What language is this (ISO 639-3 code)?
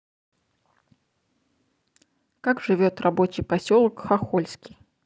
rus